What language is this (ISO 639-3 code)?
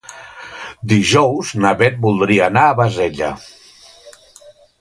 cat